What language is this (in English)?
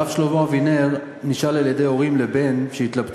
Hebrew